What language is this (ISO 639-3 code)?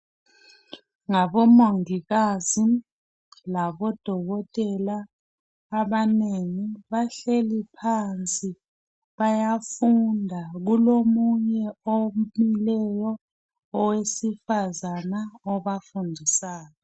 nde